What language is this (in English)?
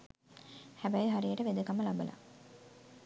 Sinhala